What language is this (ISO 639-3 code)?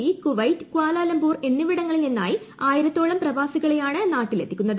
mal